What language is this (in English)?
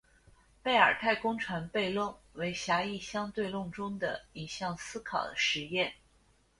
Chinese